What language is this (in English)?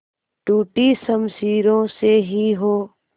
Hindi